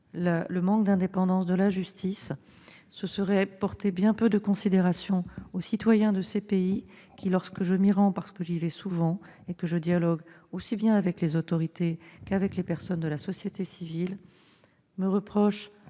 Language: French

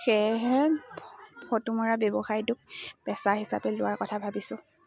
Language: Assamese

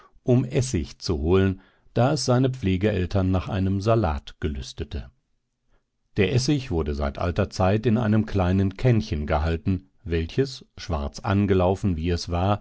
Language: German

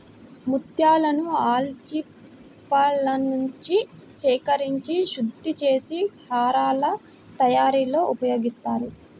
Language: Telugu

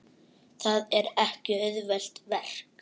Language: Icelandic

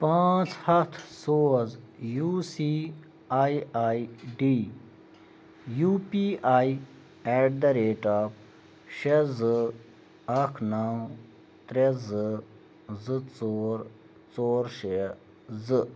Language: Kashmiri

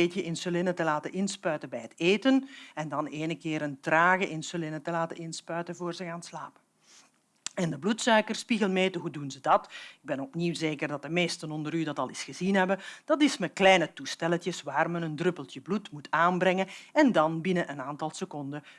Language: Dutch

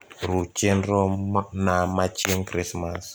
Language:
Luo (Kenya and Tanzania)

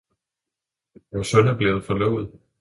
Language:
Danish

